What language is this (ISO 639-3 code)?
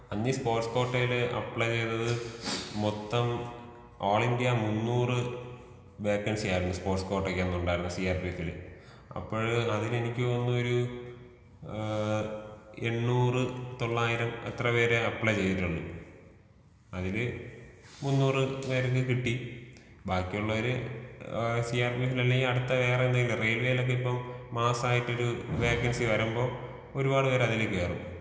mal